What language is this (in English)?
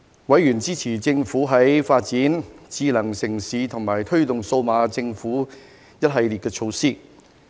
Cantonese